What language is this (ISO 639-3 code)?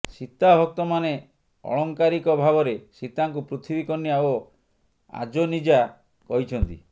ori